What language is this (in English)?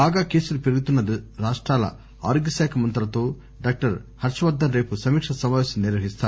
Telugu